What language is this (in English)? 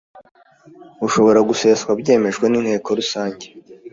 Kinyarwanda